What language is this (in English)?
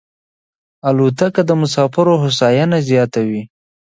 Pashto